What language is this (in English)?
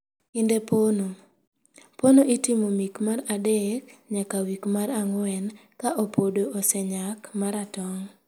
Luo (Kenya and Tanzania)